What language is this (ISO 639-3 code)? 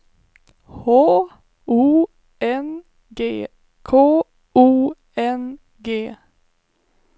swe